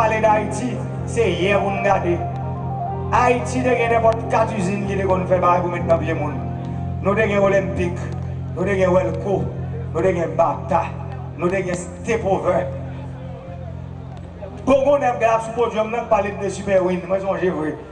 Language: French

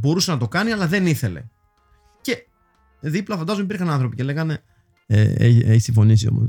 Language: Greek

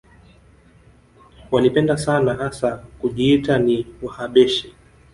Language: Swahili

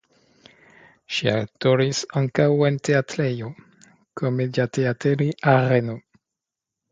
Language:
Esperanto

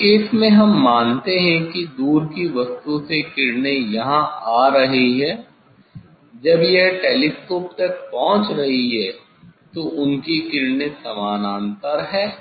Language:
Hindi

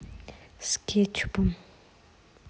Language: Russian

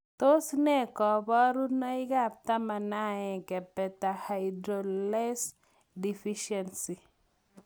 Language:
Kalenjin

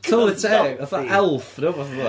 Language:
Welsh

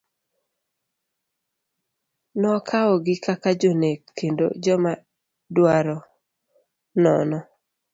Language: Luo (Kenya and Tanzania)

